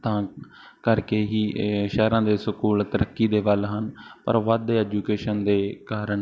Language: Punjabi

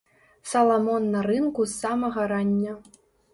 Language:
Belarusian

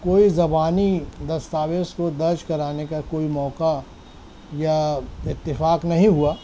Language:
Urdu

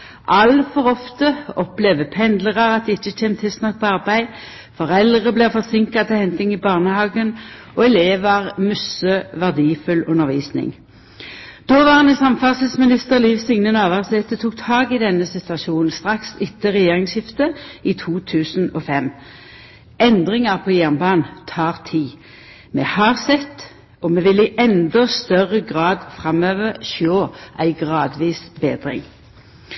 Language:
Norwegian Nynorsk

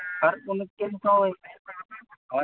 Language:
Santali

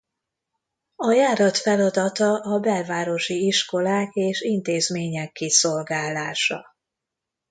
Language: Hungarian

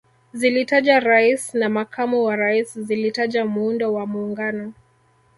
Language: Swahili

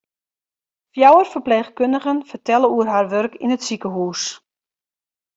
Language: Western Frisian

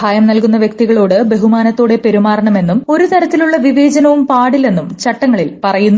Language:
Malayalam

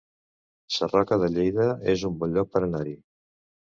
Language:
Catalan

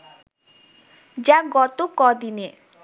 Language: Bangla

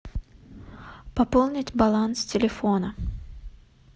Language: Russian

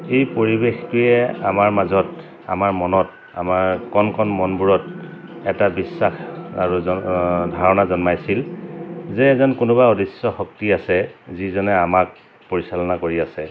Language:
Assamese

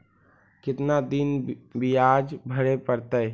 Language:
Magahi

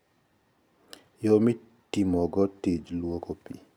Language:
Luo (Kenya and Tanzania)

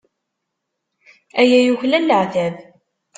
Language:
Kabyle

